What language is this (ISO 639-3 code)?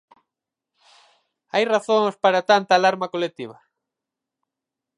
glg